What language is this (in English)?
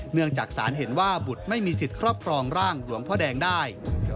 Thai